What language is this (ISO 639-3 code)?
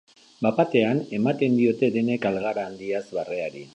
eus